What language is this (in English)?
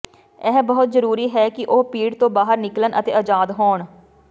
Punjabi